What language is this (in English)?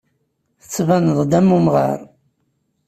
Kabyle